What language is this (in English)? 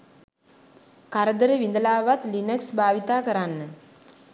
Sinhala